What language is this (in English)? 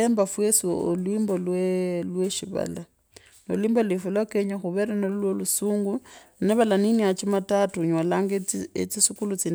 Kabras